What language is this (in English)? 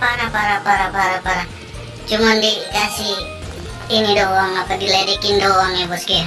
Indonesian